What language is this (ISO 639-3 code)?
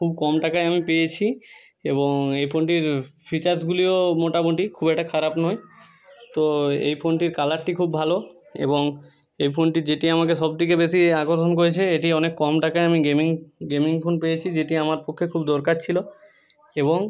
ben